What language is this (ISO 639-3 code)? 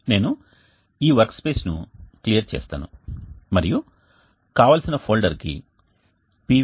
tel